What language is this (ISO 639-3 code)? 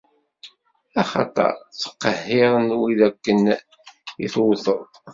kab